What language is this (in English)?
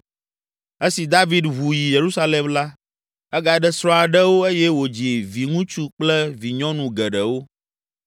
Ewe